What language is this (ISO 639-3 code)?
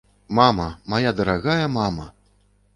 bel